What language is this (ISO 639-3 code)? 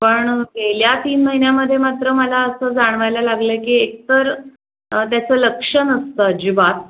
mar